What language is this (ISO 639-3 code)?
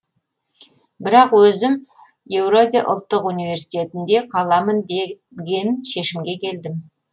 kaz